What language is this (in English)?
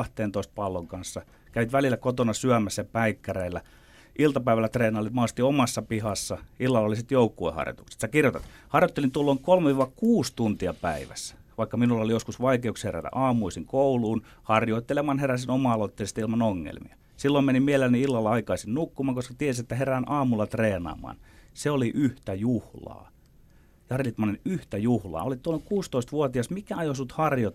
Finnish